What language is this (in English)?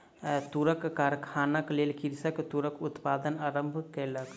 Maithili